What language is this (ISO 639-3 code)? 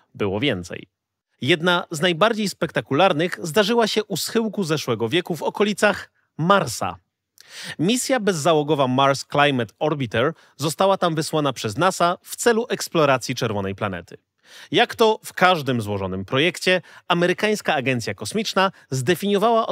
pol